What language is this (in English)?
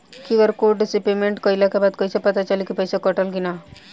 Bhojpuri